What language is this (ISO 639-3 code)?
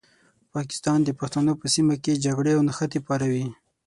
pus